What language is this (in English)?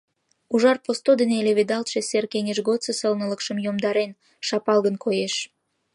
Mari